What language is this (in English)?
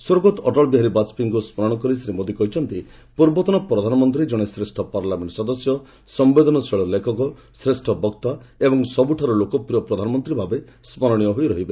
Odia